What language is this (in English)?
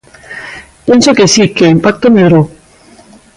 Galician